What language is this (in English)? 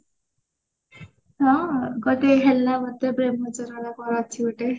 Odia